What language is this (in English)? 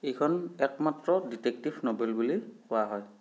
Assamese